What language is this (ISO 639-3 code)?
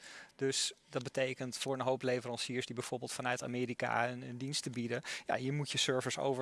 nld